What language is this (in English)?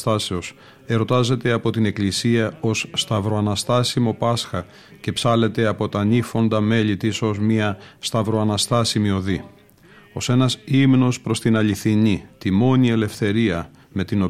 Greek